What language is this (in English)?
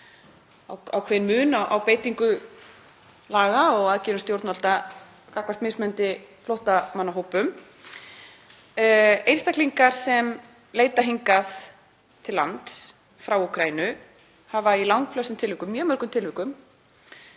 Icelandic